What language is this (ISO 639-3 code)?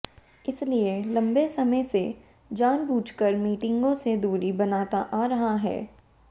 hin